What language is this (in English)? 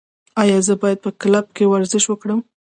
Pashto